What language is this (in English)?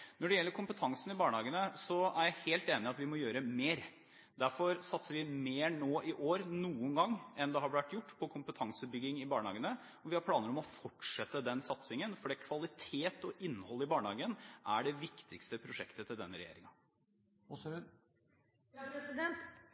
Norwegian Bokmål